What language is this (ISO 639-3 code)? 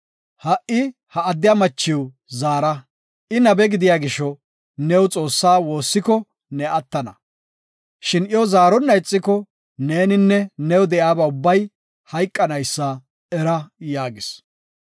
gof